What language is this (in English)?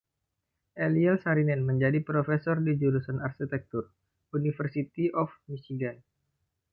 Indonesian